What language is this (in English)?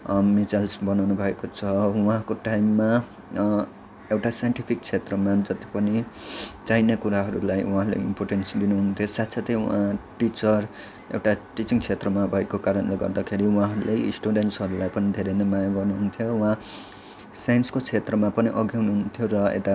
Nepali